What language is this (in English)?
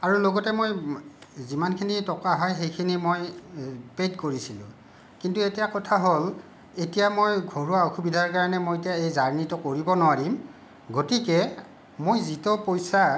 Assamese